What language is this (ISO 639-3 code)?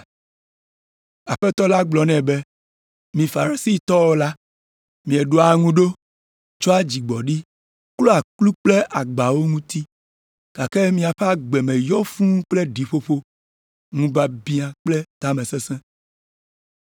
ewe